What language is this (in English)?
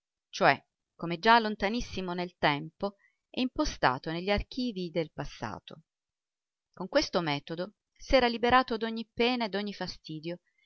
Italian